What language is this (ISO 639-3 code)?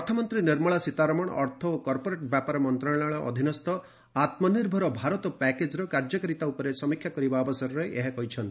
ori